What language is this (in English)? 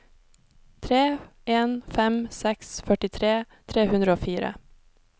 Norwegian